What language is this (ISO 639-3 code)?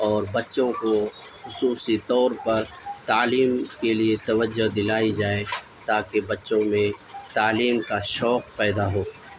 urd